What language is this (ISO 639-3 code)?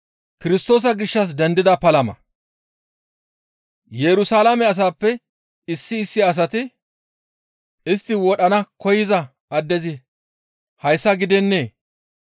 gmv